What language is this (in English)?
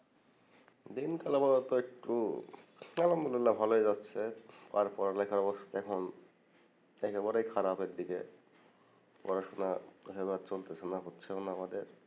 Bangla